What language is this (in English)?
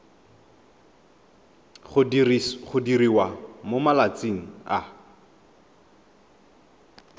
Tswana